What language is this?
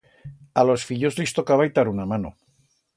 Aragonese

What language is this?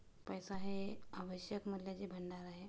Marathi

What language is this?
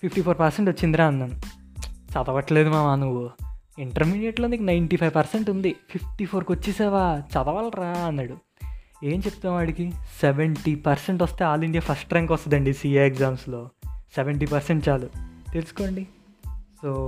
Telugu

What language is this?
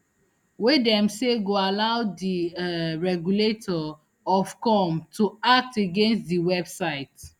Nigerian Pidgin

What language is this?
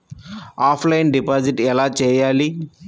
Telugu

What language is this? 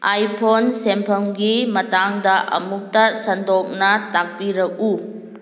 Manipuri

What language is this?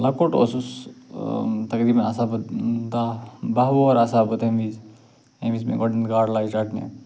Kashmiri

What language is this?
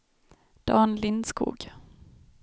Swedish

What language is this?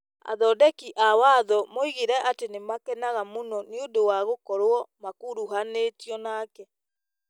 Kikuyu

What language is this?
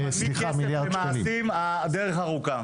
Hebrew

